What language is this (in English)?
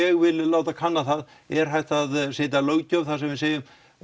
Icelandic